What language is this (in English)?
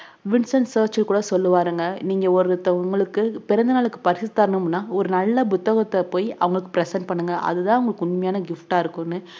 Tamil